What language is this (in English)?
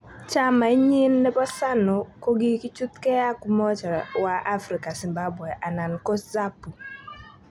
Kalenjin